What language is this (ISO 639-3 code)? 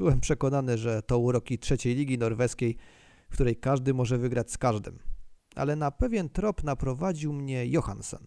pol